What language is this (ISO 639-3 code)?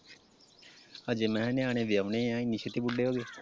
pan